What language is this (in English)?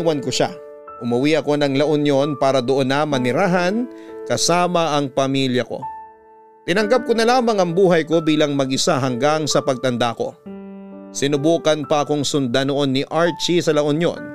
Filipino